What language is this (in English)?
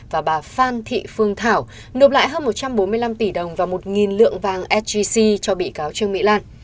Vietnamese